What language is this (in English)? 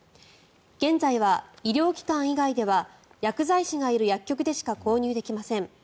Japanese